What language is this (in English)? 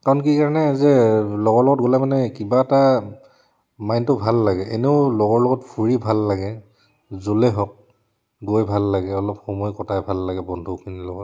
Assamese